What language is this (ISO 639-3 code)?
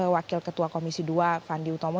ind